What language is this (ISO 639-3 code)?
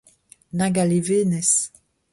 bre